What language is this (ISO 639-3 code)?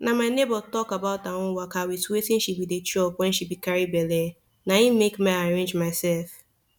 pcm